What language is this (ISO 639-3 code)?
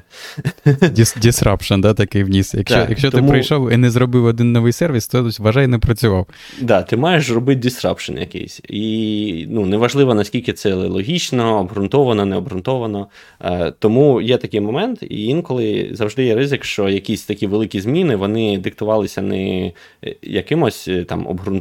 ukr